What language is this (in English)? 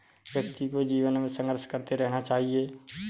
Hindi